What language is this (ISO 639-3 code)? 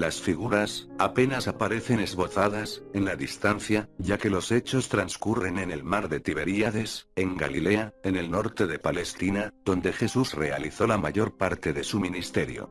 spa